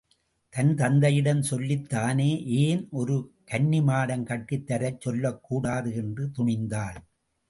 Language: Tamil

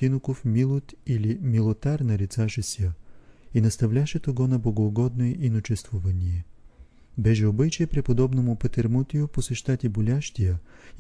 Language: Bulgarian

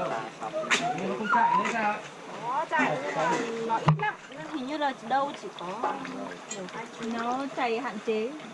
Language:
Vietnamese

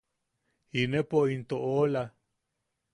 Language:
Yaqui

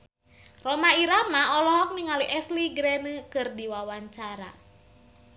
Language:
Sundanese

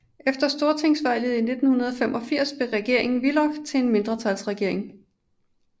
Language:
Danish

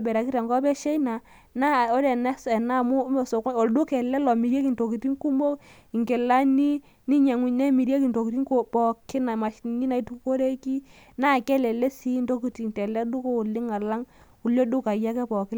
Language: Masai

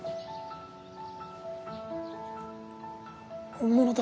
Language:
Japanese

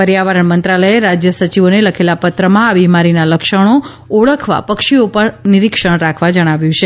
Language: Gujarati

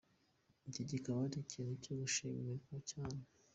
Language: Kinyarwanda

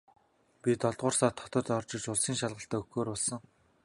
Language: Mongolian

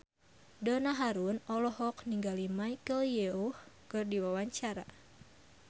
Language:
Sundanese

